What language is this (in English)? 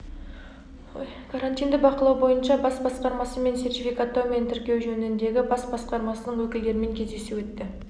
Kazakh